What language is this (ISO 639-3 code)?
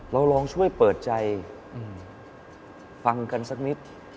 tha